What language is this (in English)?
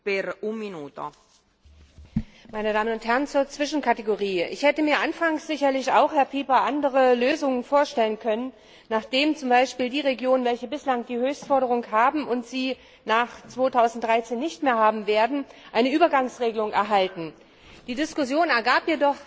German